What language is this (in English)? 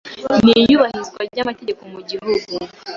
Kinyarwanda